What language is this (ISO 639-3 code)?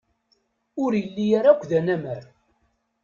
kab